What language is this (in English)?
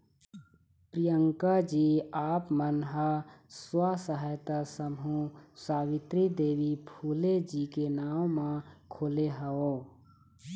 Chhattisgarhi